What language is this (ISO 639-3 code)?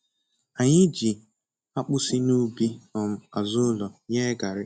ibo